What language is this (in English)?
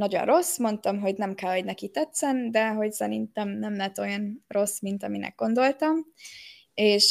Hungarian